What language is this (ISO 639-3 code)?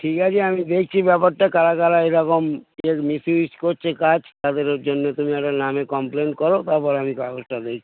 ben